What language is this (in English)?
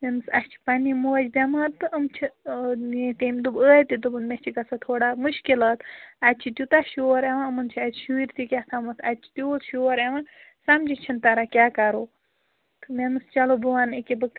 Kashmiri